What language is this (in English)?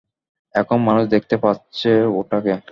Bangla